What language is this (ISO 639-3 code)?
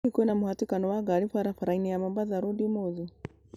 kik